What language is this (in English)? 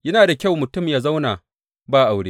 Hausa